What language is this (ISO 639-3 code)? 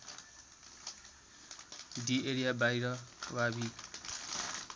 nep